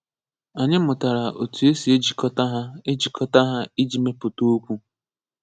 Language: Igbo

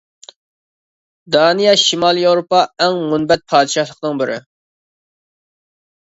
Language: Uyghur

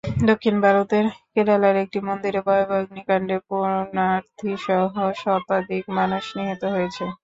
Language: Bangla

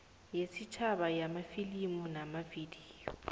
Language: South Ndebele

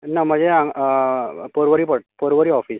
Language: Konkani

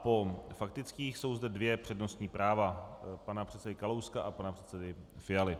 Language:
Czech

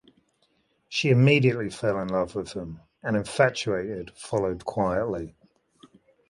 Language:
English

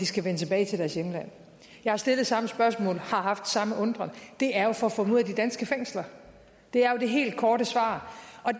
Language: Danish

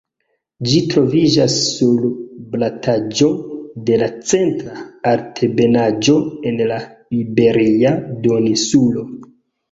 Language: Esperanto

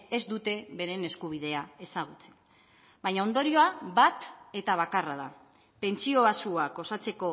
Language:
Basque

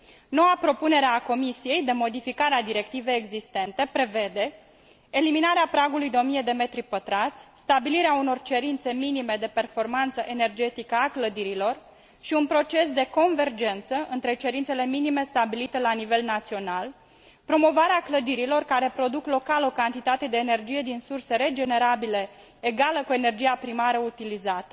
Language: Romanian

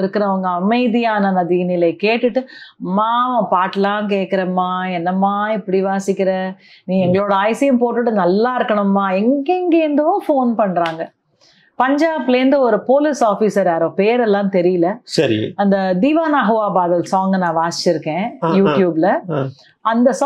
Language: Tamil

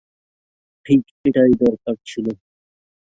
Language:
Bangla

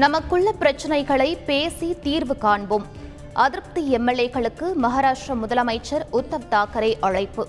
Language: Tamil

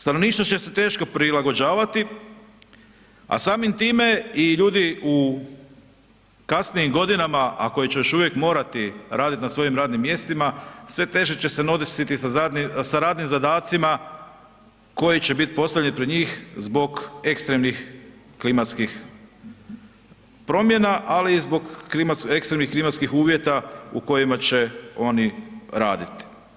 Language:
Croatian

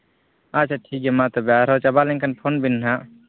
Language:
Santali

